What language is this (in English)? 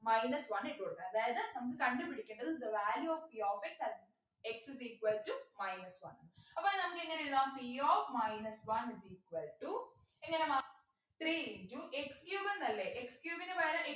Malayalam